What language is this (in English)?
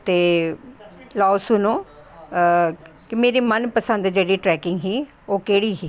Dogri